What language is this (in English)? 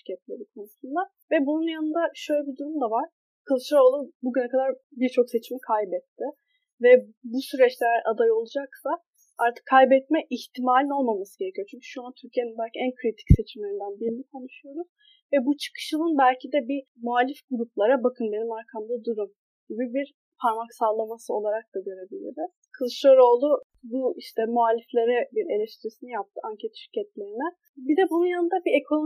Turkish